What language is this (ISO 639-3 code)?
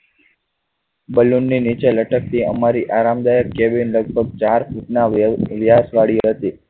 guj